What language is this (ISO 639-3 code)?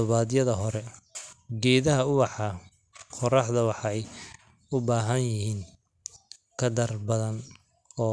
som